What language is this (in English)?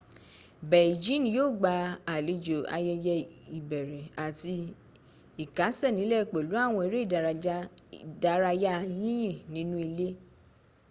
Yoruba